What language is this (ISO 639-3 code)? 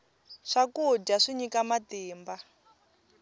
tso